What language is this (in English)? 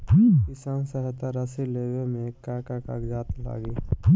Bhojpuri